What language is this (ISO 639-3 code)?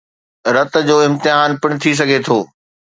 snd